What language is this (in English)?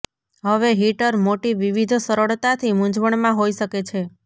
Gujarati